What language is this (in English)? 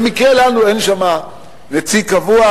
Hebrew